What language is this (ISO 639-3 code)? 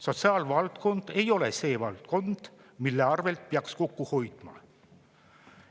est